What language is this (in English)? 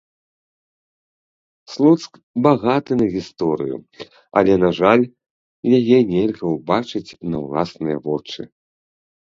Belarusian